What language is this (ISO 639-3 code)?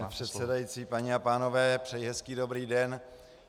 ces